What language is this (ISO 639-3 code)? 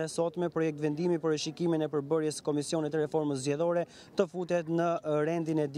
ron